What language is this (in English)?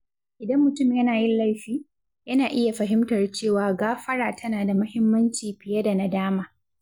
Hausa